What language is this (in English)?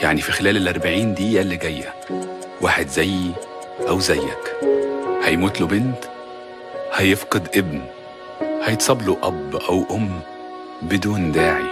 Arabic